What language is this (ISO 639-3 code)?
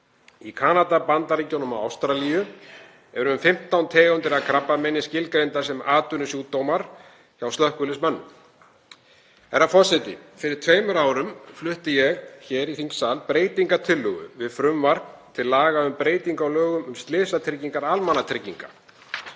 isl